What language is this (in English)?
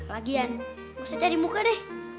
Indonesian